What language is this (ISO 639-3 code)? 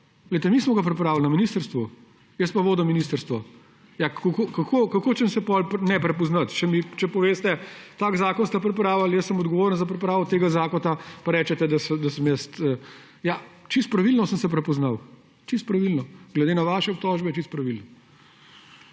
slv